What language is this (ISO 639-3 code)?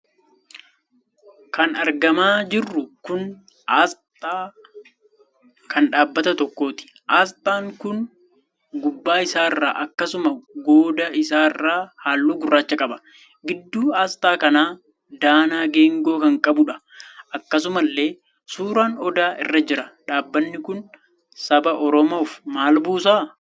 orm